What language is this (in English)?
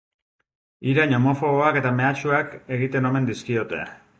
Basque